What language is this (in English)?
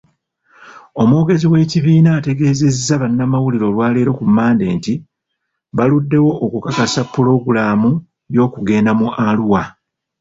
Ganda